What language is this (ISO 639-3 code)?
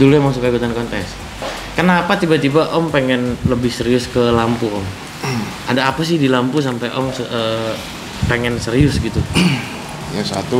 ind